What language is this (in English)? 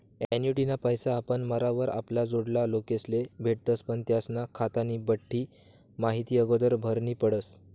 Marathi